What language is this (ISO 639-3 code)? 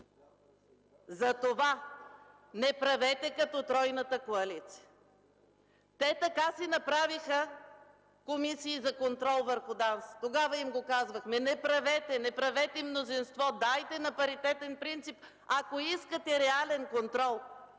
bul